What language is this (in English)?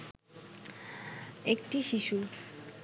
Bangla